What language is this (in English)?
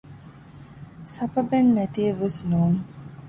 Divehi